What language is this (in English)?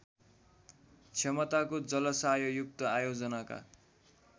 Nepali